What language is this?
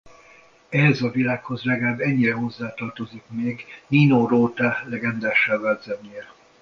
Hungarian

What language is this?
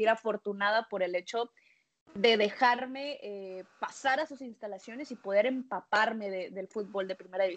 Spanish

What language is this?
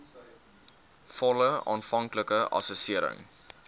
Afrikaans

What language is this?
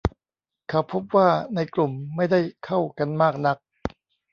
Thai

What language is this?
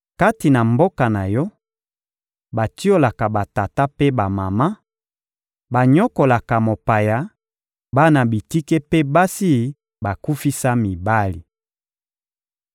Lingala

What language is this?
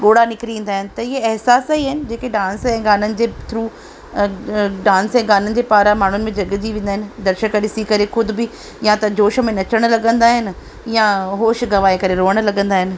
Sindhi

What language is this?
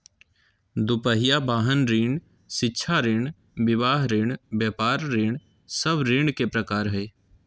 Magahi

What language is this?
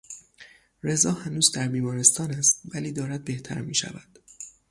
Persian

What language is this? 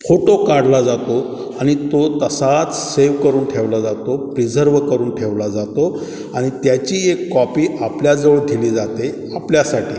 Marathi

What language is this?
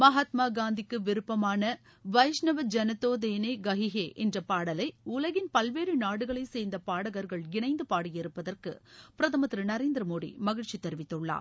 Tamil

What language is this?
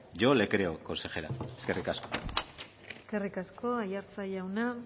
Basque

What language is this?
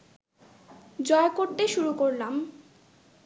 Bangla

